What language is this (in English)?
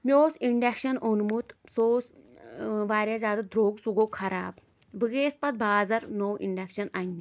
Kashmiri